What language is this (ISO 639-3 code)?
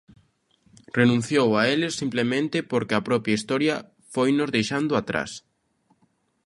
glg